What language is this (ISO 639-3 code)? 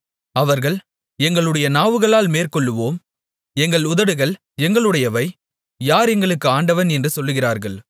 tam